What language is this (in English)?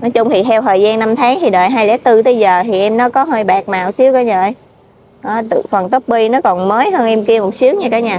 Vietnamese